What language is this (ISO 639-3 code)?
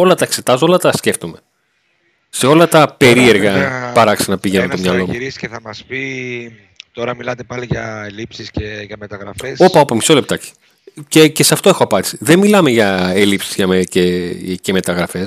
ell